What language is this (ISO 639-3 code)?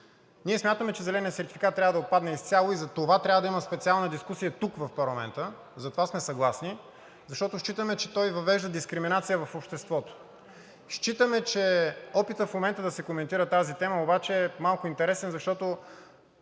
bul